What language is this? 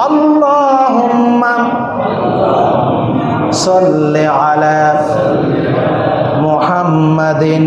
Indonesian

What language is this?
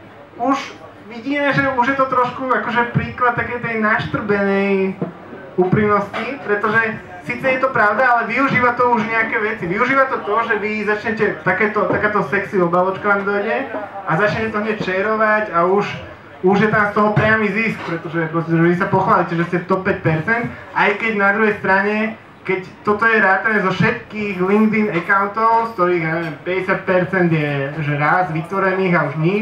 Slovak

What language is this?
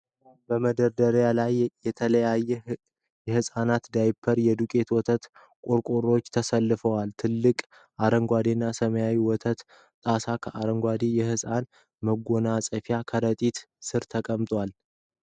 Amharic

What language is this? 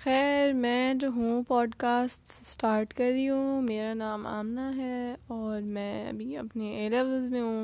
Urdu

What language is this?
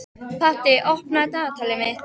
Icelandic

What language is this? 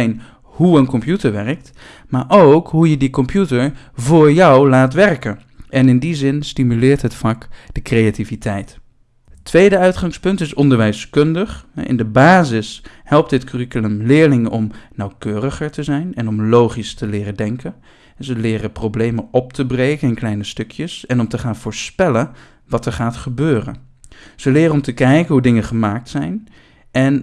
Dutch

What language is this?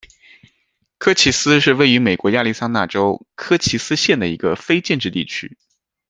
Chinese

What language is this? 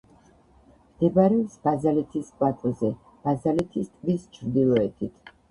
Georgian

